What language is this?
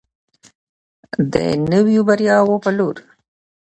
Pashto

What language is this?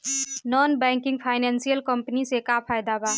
Bhojpuri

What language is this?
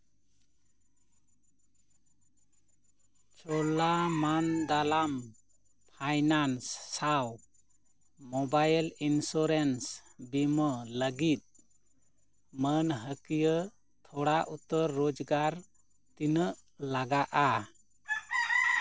Santali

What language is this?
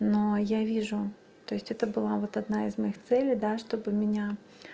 Russian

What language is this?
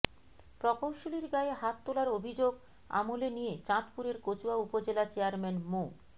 Bangla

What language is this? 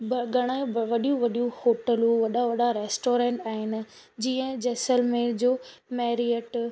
Sindhi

